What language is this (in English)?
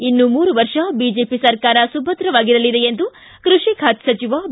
Kannada